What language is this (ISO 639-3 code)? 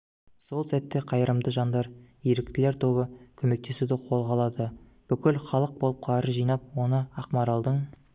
kaz